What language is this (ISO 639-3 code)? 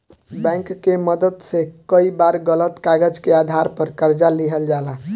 bho